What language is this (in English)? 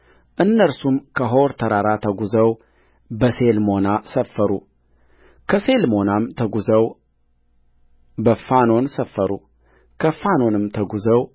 Amharic